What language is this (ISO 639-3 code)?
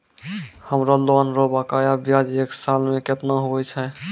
mai